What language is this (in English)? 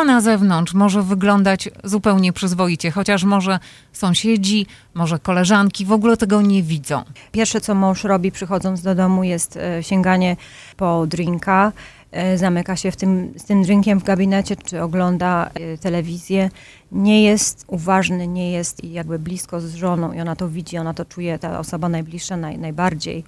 Polish